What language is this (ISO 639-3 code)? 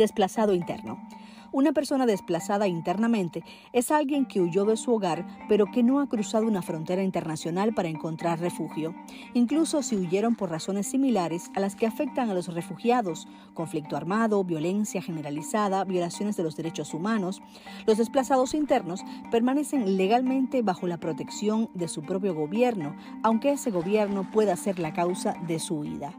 spa